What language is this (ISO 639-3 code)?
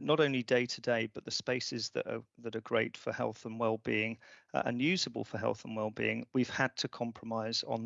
eng